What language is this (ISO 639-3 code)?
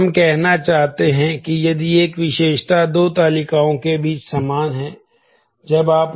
hin